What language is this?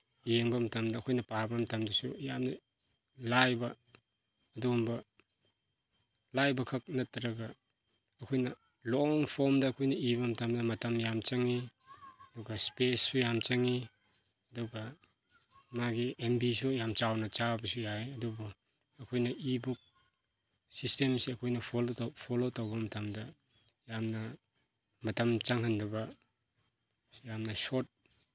Manipuri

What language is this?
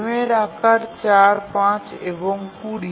Bangla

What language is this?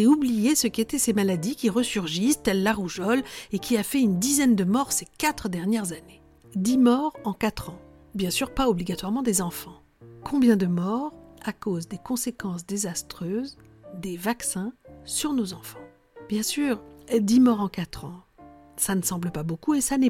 French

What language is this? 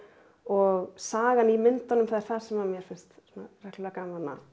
Icelandic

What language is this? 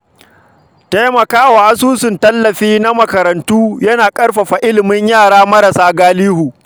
Hausa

